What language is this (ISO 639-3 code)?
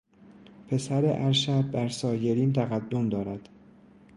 fas